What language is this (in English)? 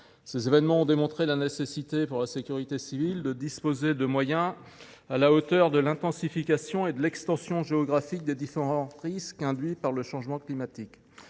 French